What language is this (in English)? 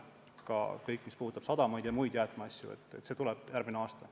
Estonian